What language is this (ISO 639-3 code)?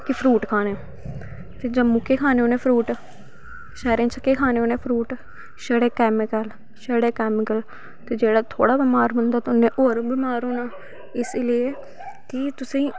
doi